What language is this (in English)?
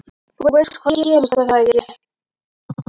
Icelandic